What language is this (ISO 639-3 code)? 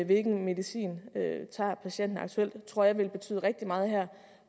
dan